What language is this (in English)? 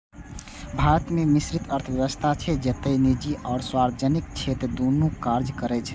Maithili